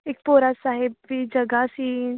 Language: Punjabi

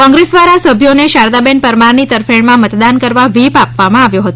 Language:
Gujarati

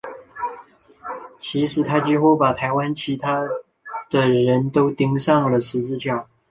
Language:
Chinese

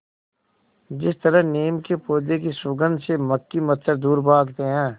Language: Hindi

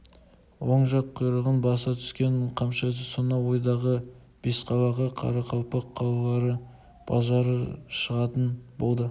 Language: Kazakh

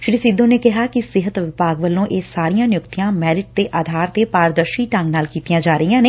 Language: Punjabi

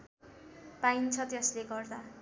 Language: Nepali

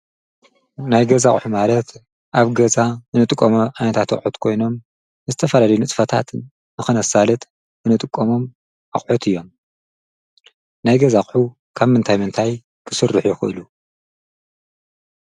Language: Tigrinya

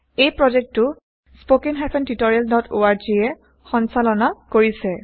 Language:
Assamese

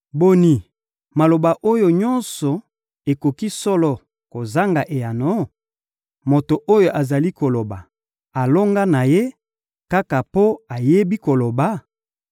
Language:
Lingala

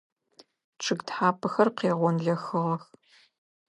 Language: Adyghe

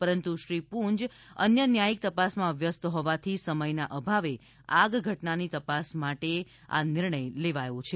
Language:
Gujarati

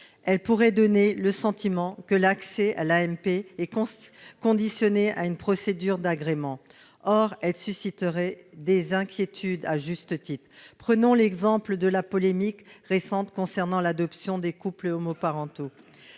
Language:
French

